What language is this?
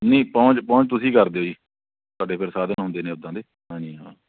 Punjabi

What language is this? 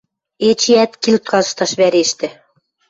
Western Mari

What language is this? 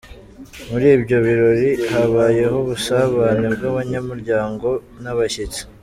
Kinyarwanda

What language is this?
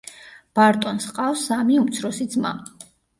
Georgian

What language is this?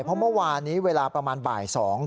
Thai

